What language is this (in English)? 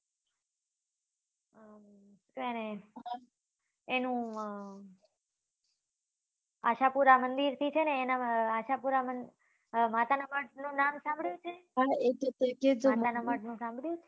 Gujarati